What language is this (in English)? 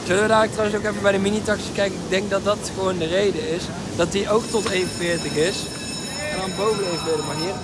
Dutch